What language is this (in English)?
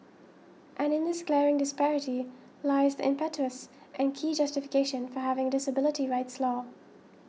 English